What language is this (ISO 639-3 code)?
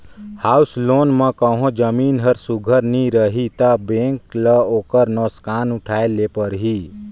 hne